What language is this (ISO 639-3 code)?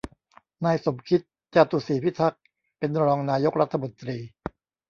tha